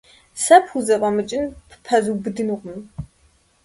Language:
Kabardian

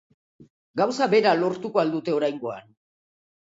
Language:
Basque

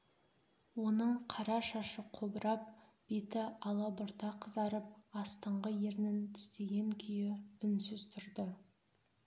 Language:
Kazakh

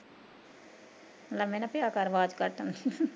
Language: Punjabi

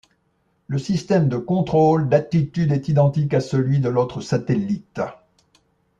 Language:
French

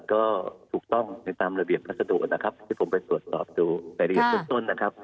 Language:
Thai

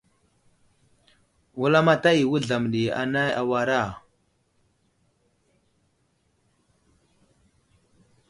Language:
Wuzlam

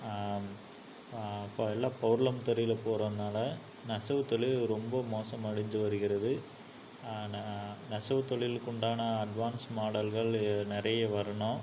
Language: Tamil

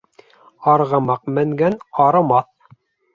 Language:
Bashkir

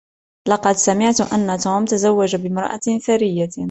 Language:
Arabic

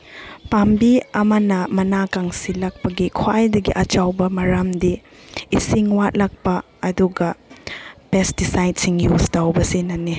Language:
Manipuri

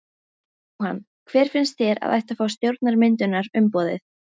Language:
Icelandic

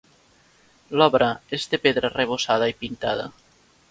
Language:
Catalan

